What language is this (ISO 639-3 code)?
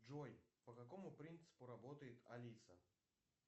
rus